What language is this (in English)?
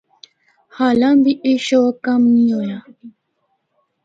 Northern Hindko